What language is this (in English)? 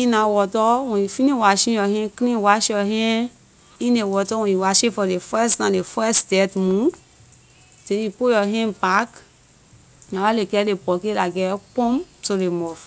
Liberian English